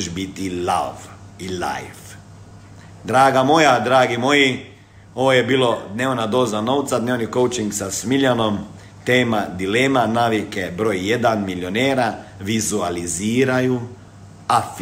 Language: Croatian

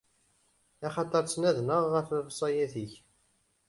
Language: Kabyle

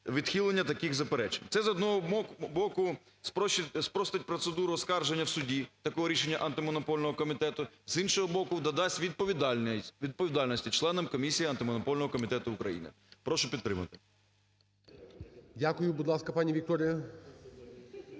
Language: Ukrainian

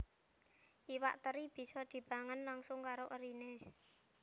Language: Javanese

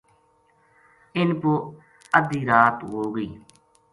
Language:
Gujari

